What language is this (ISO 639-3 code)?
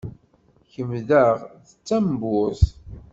kab